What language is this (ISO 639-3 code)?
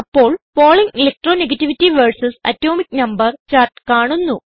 mal